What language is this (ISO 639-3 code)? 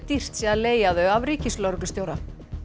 isl